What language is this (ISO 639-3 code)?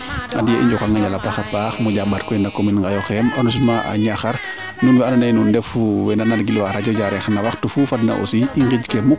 srr